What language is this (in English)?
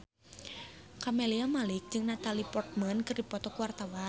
Sundanese